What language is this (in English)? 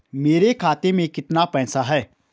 Hindi